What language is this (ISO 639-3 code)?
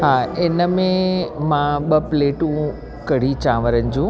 snd